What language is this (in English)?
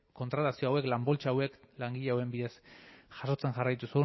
Basque